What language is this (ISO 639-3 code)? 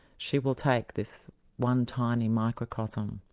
eng